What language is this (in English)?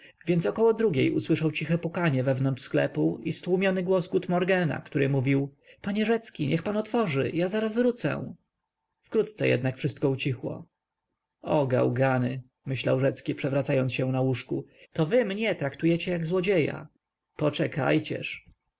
Polish